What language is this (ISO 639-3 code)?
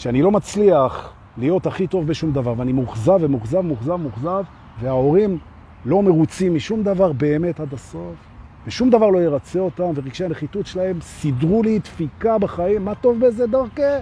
heb